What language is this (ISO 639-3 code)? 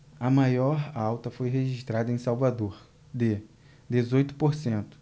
por